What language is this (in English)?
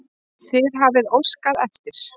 Icelandic